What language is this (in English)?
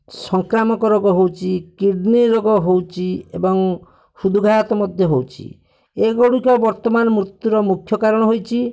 Odia